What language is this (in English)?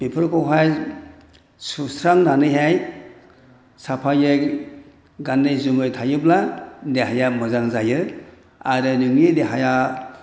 Bodo